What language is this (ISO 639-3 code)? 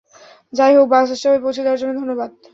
ben